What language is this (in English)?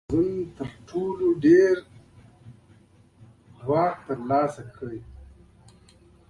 Pashto